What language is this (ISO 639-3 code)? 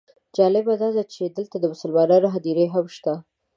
pus